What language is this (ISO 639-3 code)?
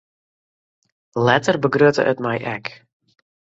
fry